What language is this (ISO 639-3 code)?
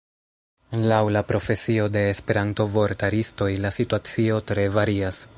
epo